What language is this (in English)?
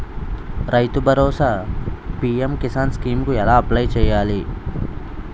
Telugu